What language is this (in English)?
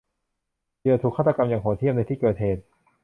Thai